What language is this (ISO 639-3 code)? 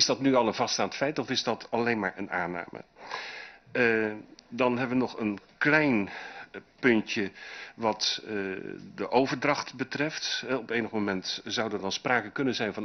nld